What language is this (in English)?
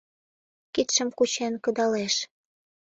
Mari